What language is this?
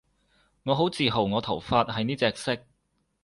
Cantonese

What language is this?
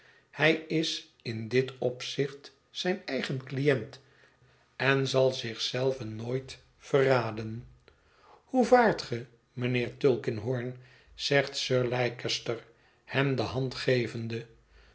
Dutch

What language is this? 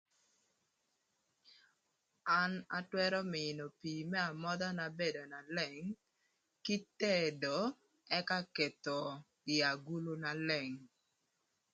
Thur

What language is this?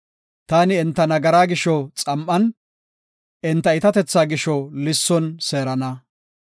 Gofa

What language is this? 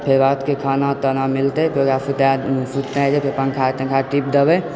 Maithili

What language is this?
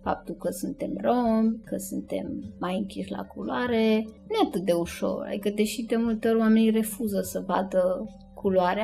Romanian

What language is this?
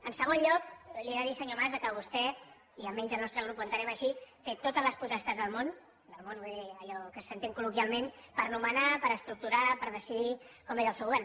Catalan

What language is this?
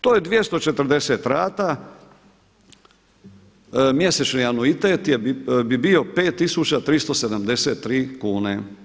Croatian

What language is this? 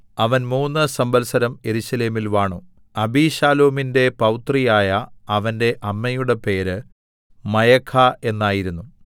Malayalam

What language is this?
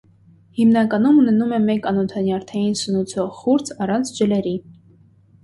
Armenian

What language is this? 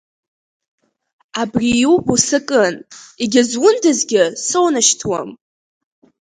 Abkhazian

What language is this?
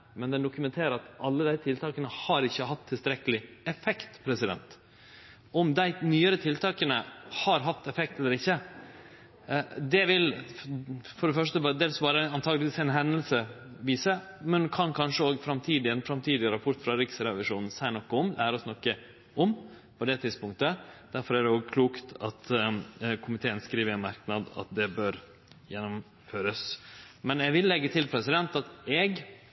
Norwegian Nynorsk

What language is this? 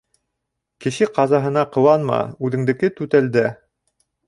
Bashkir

